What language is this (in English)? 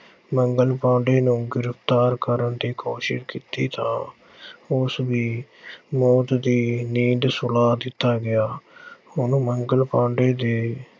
Punjabi